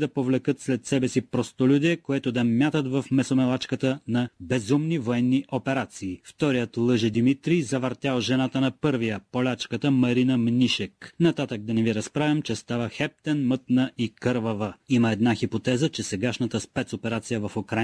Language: Bulgarian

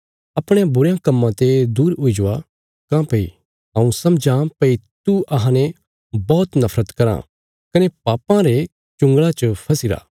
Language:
Bilaspuri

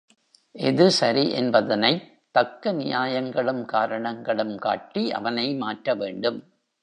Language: Tamil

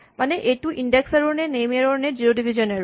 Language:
Assamese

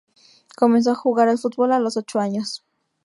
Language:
Spanish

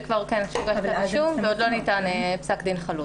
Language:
Hebrew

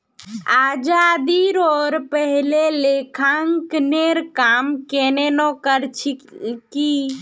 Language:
Magahi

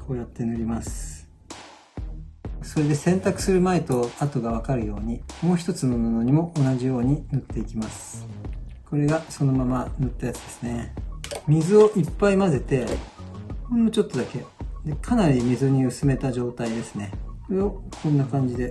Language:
Japanese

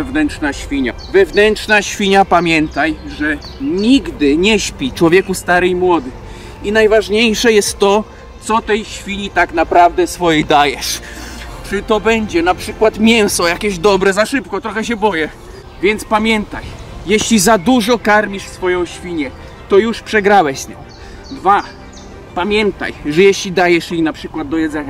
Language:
Polish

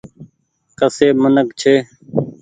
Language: Goaria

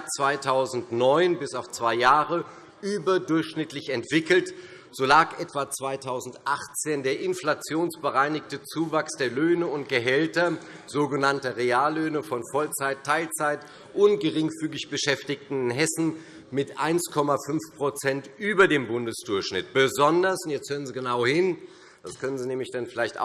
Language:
German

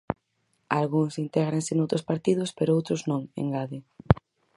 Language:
Galician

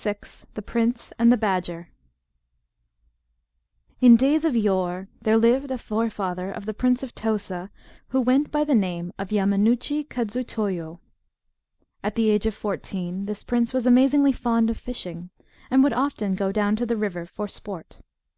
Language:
English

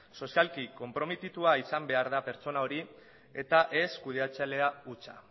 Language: Basque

